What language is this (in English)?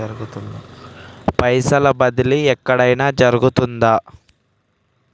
Telugu